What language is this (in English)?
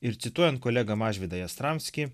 Lithuanian